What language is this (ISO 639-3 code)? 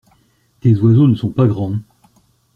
fra